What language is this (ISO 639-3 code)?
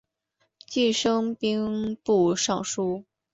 zho